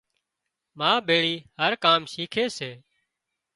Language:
Wadiyara Koli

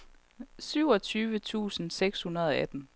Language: Danish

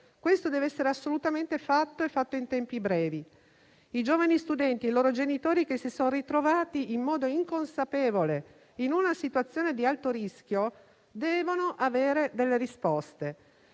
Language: Italian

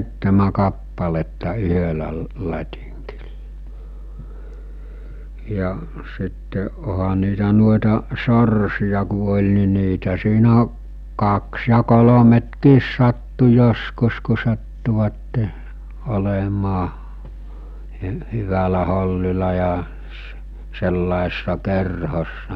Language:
Finnish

